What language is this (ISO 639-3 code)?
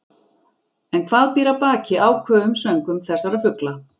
isl